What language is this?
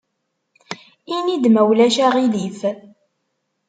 Kabyle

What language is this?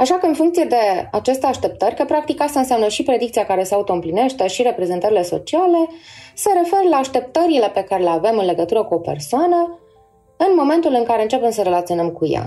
Romanian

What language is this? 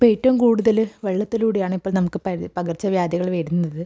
Malayalam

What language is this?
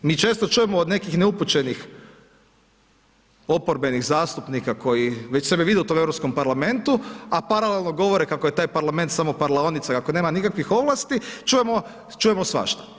Croatian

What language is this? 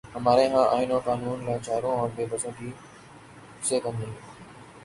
Urdu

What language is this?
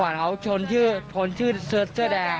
Thai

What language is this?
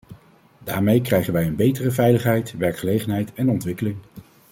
Dutch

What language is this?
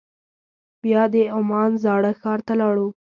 Pashto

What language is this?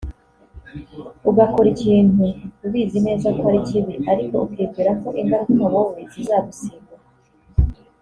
Kinyarwanda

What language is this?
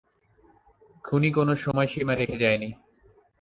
Bangla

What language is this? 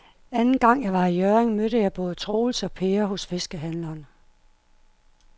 Danish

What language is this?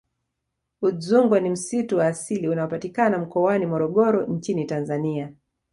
Swahili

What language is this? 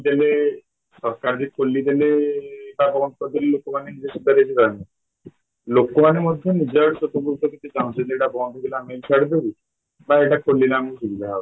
Odia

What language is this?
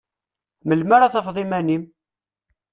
Kabyle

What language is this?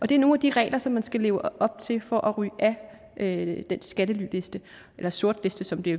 Danish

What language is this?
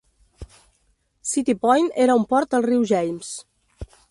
Catalan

